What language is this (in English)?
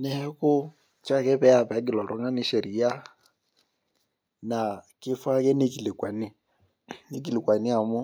Masai